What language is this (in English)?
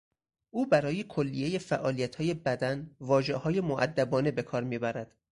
Persian